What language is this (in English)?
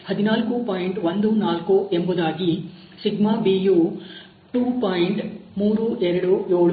Kannada